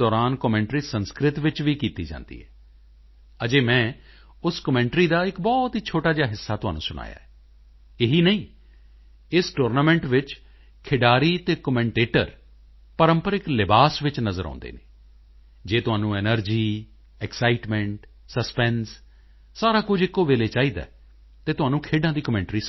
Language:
Punjabi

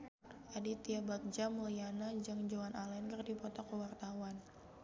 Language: Sundanese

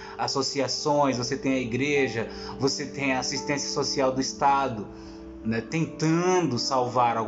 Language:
Portuguese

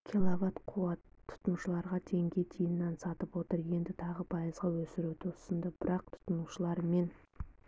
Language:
Kazakh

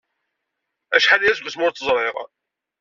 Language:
Kabyle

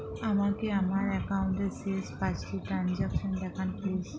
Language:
Bangla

